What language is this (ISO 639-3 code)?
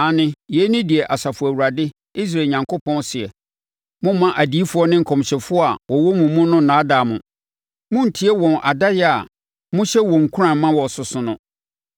aka